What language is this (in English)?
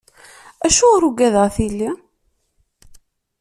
Kabyle